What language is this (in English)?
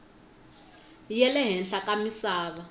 Tsonga